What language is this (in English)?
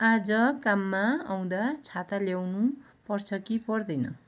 Nepali